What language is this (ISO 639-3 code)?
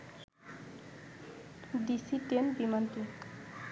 ben